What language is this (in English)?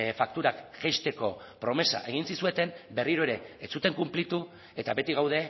Basque